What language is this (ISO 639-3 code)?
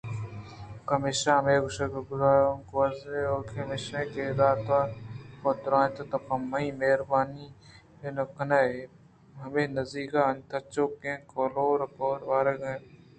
bgp